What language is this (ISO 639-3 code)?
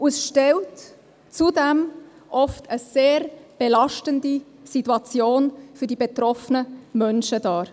gsw